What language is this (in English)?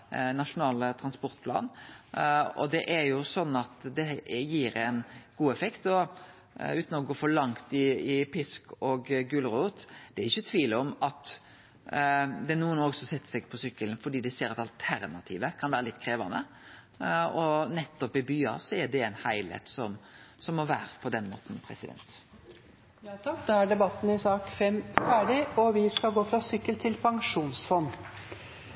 Norwegian